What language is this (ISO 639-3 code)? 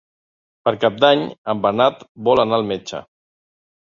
cat